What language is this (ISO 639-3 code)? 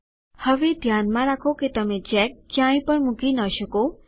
guj